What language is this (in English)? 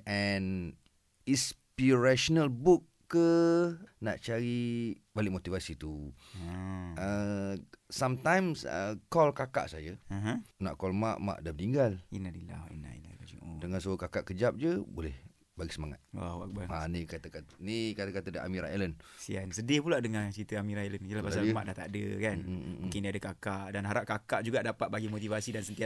Malay